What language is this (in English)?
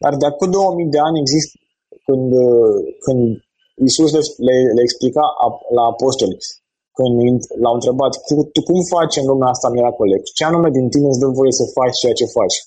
Romanian